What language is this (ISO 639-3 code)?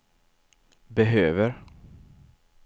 swe